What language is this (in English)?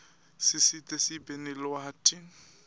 Swati